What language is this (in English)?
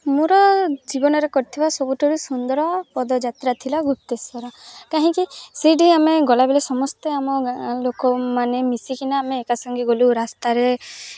Odia